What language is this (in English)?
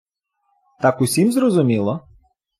Ukrainian